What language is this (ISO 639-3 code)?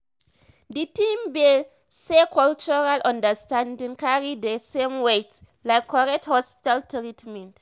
pcm